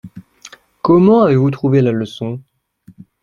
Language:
French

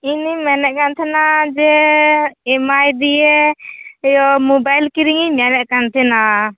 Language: Santali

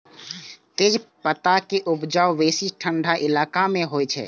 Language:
Maithili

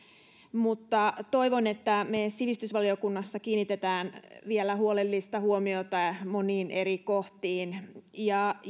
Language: Finnish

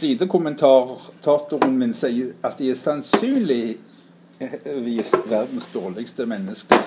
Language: Norwegian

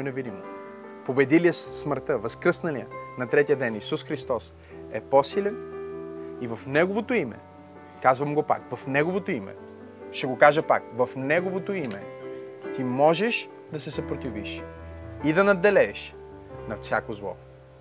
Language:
Bulgarian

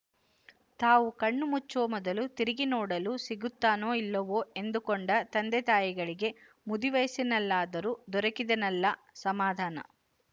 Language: Kannada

